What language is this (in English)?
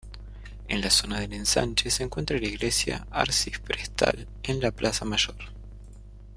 Spanish